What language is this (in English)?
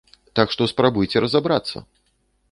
Belarusian